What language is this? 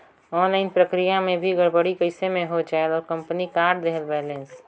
Chhattisgarhi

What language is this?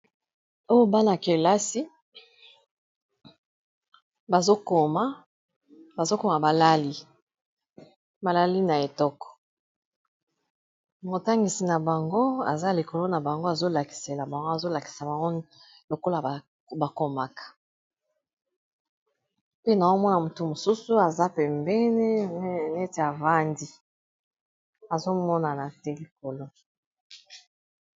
Lingala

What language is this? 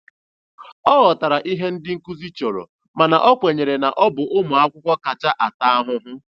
Igbo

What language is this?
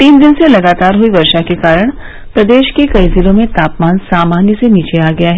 Hindi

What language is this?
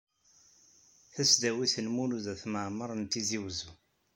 Kabyle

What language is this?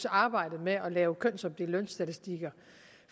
Danish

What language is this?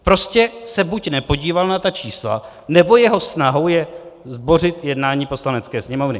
Czech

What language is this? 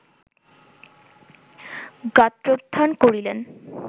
Bangla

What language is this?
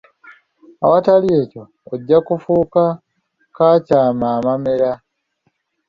Ganda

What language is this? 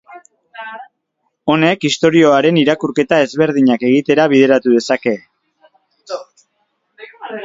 Basque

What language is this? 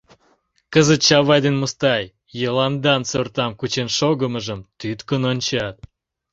Mari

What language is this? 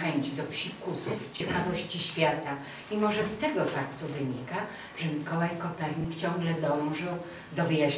Polish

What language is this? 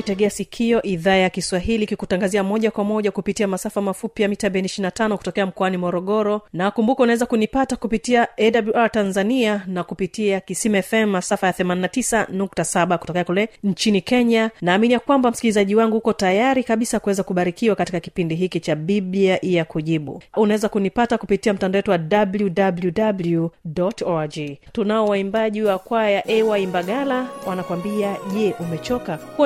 Swahili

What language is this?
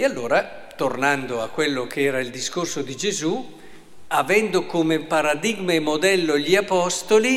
Italian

